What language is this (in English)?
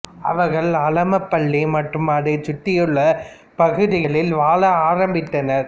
Tamil